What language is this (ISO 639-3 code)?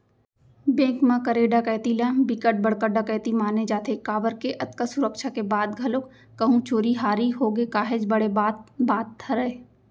hne